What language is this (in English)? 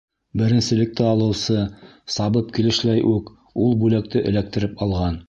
Bashkir